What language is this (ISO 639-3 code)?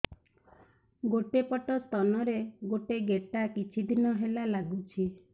ori